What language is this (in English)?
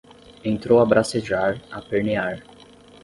Portuguese